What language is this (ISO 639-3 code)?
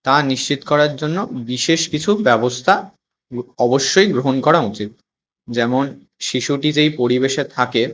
ben